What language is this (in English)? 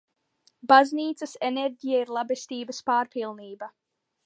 Latvian